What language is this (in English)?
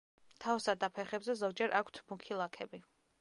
Georgian